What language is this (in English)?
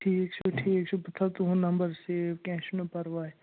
Kashmiri